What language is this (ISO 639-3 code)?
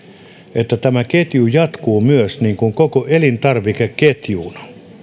fin